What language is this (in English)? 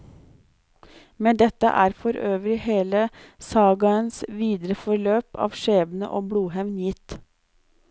Norwegian